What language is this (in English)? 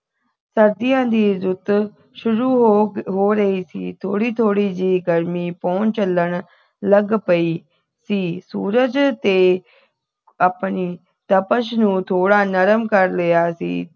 Punjabi